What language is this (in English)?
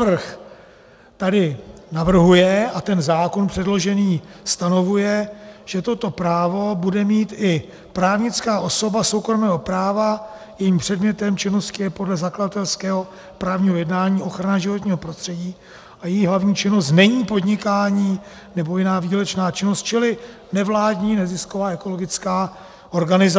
Czech